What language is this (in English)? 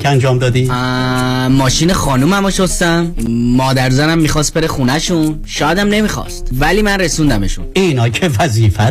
Persian